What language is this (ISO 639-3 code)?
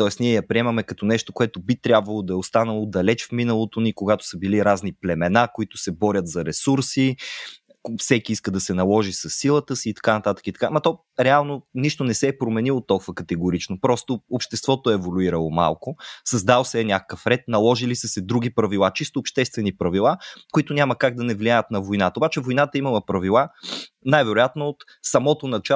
bul